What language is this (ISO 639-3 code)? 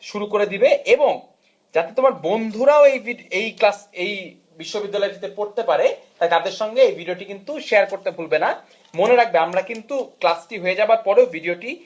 ben